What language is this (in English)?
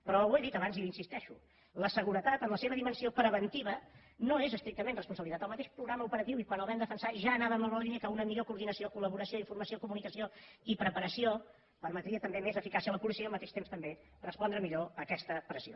Catalan